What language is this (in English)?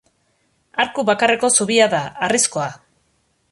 Basque